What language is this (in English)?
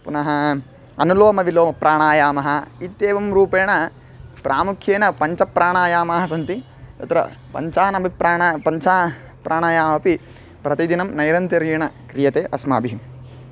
Sanskrit